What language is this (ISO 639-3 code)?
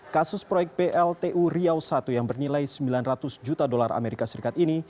ind